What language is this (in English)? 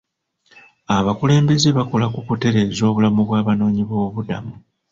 Ganda